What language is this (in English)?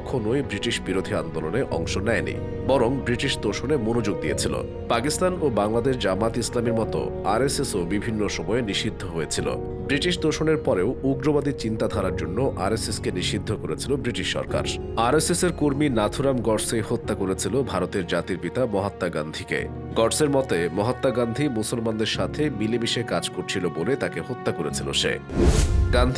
Bangla